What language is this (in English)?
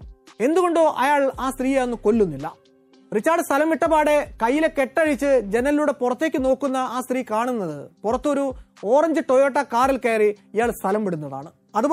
Malayalam